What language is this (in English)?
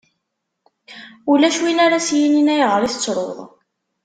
Kabyle